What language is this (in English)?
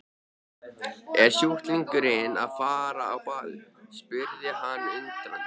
Icelandic